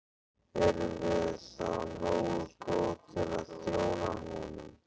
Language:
Icelandic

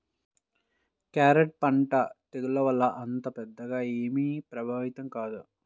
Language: Telugu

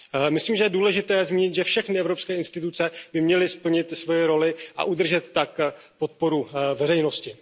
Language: Czech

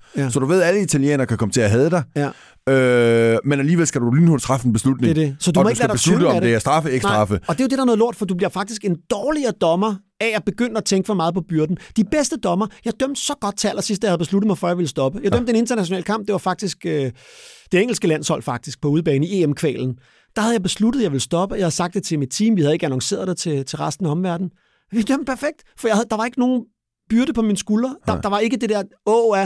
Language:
Danish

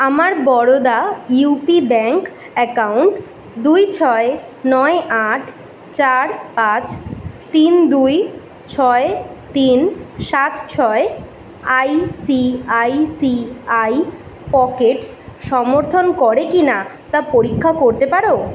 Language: Bangla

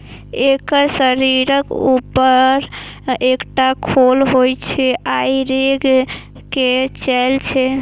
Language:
Maithili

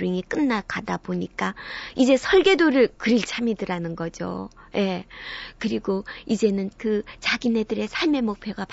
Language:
Korean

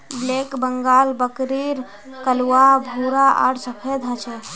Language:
Magahi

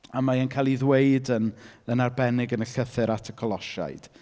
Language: Welsh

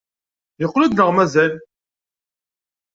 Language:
Kabyle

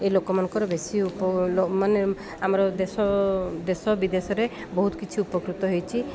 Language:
Odia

